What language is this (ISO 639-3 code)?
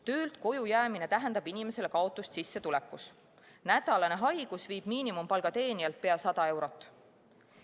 est